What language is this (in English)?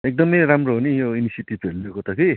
Nepali